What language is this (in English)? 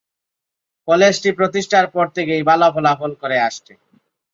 Bangla